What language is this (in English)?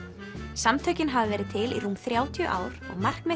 Icelandic